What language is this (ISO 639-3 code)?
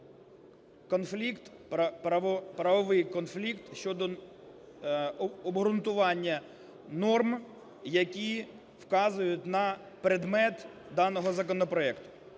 ukr